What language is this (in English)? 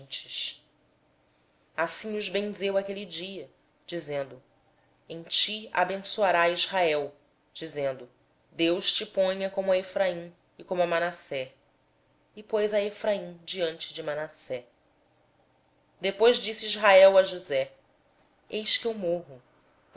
Portuguese